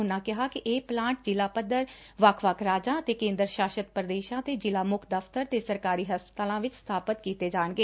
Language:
Punjabi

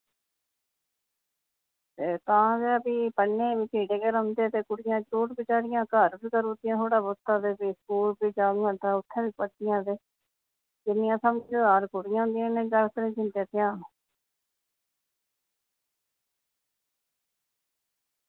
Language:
Dogri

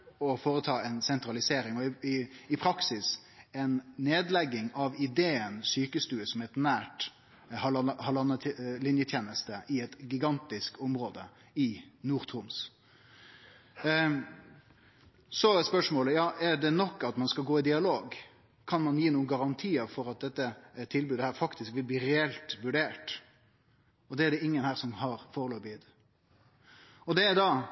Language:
Norwegian Nynorsk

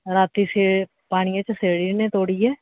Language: Dogri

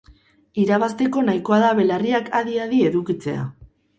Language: Basque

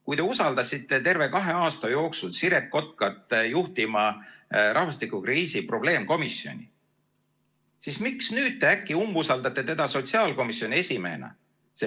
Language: Estonian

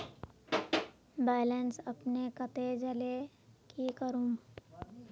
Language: Magahi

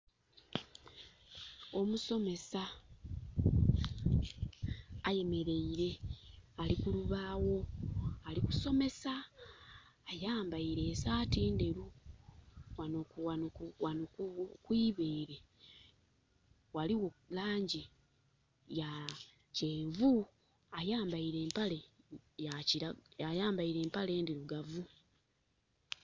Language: Soga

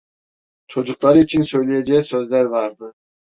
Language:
Turkish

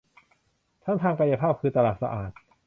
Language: Thai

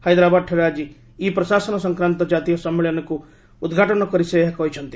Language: Odia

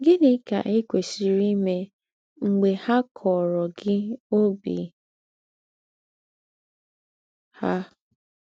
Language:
Igbo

